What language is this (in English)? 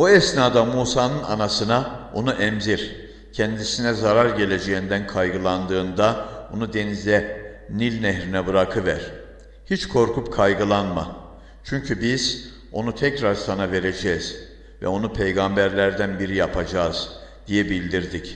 Turkish